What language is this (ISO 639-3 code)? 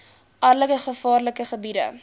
afr